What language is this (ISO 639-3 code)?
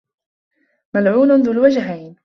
ara